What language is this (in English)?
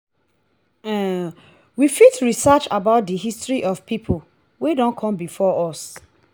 Nigerian Pidgin